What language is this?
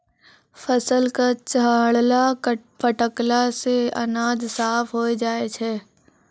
Maithili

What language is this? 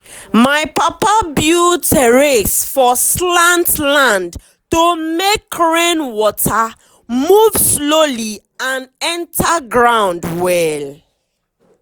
Nigerian Pidgin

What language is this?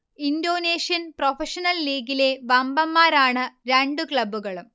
Malayalam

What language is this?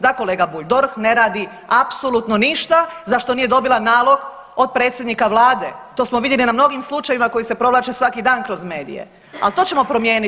Croatian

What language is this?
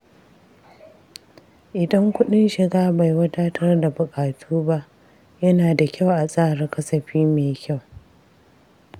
Hausa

